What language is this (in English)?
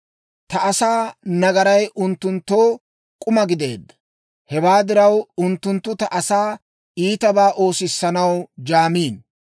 Dawro